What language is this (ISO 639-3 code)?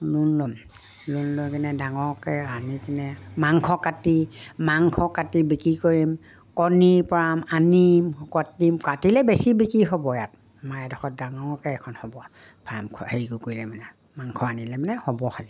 asm